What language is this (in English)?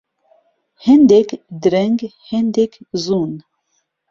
Central Kurdish